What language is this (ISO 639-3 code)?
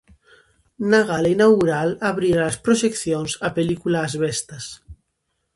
glg